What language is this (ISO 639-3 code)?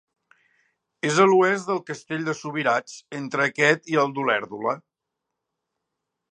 cat